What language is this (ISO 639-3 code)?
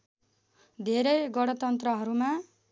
nep